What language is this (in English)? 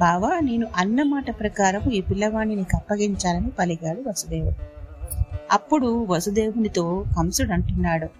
Telugu